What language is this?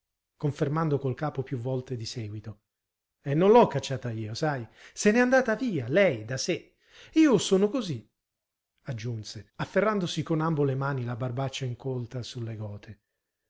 Italian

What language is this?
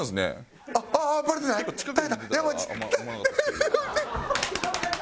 Japanese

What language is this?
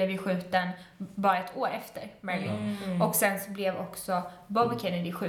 Swedish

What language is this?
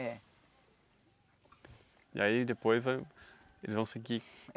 Portuguese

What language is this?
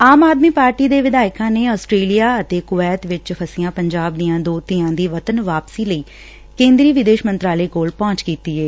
Punjabi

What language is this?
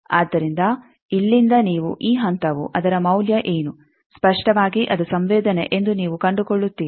Kannada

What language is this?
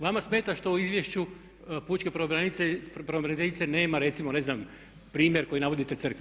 Croatian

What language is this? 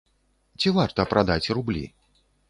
Belarusian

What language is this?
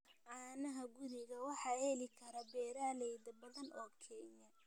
Somali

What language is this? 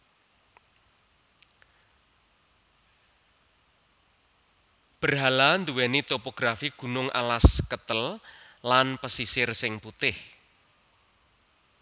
Javanese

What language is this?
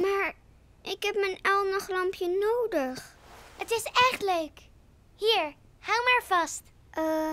Dutch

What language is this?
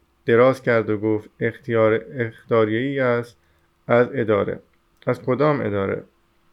Persian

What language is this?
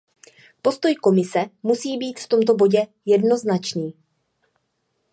Czech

